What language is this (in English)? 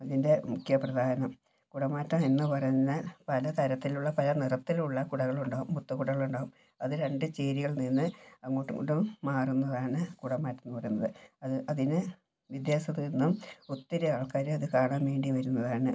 Malayalam